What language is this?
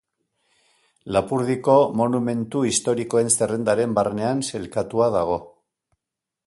Basque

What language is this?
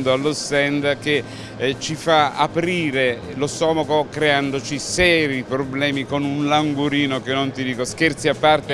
Italian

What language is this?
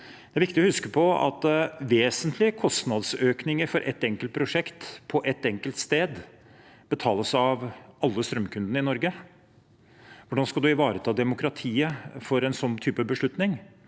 Norwegian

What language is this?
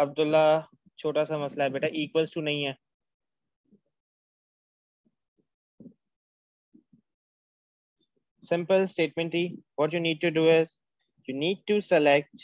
Hindi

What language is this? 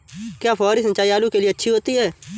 Hindi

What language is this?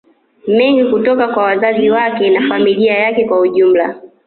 Swahili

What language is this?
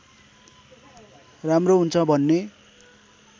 Nepali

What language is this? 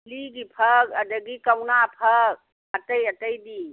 Manipuri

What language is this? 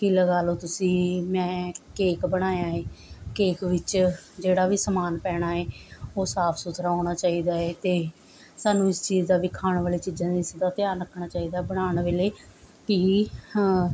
Punjabi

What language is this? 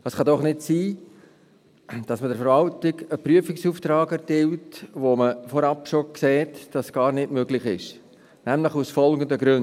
Swiss German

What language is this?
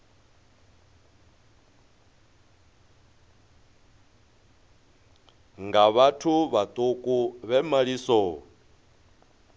Venda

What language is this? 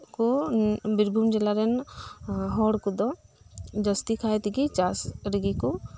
Santali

